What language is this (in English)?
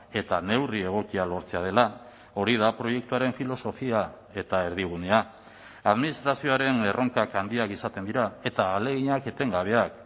Basque